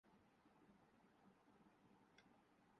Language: Urdu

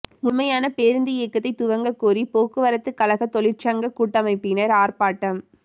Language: Tamil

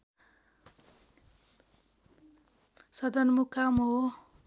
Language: Nepali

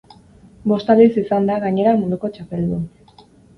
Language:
Basque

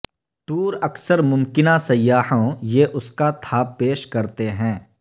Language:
Urdu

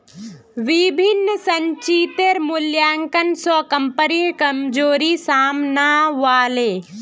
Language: Magahi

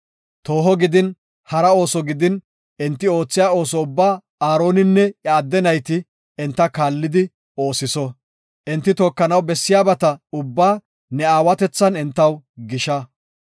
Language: Gofa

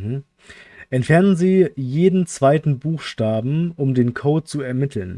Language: German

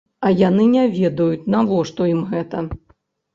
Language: Belarusian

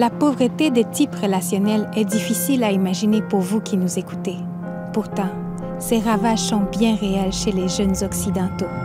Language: French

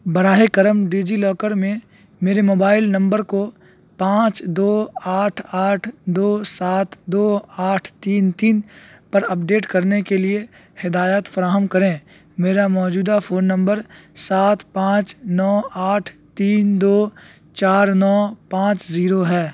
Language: Urdu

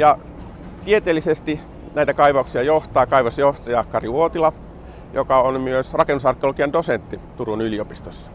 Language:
Finnish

